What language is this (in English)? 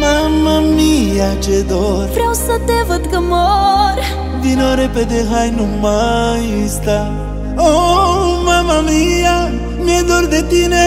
Romanian